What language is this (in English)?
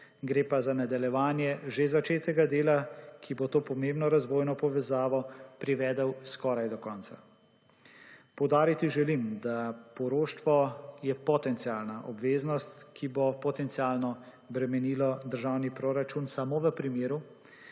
Slovenian